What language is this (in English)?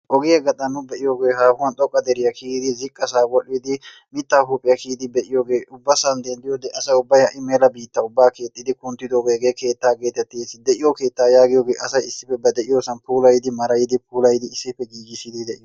Wolaytta